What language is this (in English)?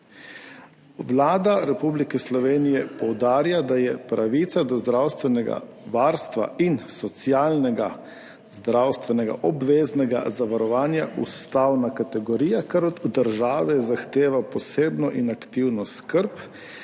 Slovenian